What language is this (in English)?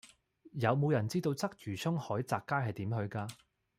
Cantonese